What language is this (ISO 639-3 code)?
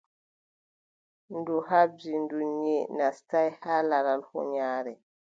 fub